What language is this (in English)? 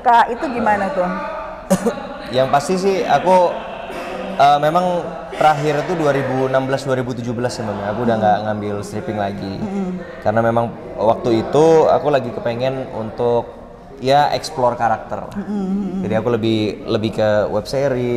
Indonesian